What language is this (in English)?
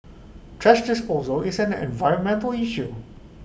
English